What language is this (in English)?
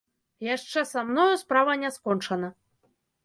Belarusian